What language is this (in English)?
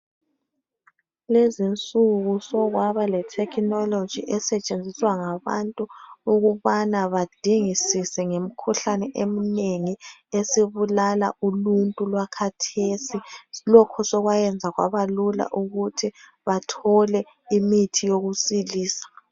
North Ndebele